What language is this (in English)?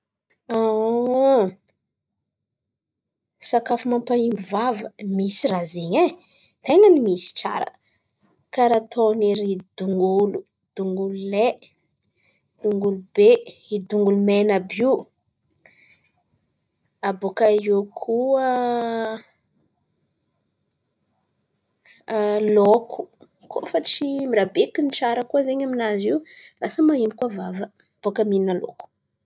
Antankarana Malagasy